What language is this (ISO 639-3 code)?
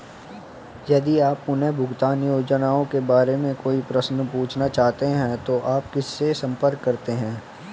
hin